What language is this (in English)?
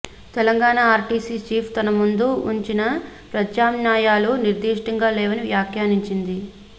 Telugu